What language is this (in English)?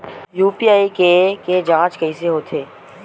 Chhattisgarhi